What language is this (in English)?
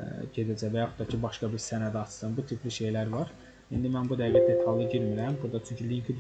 Turkish